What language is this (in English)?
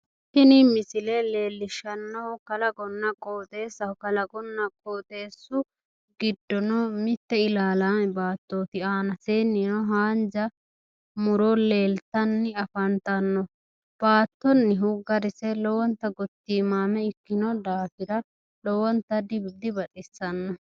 Sidamo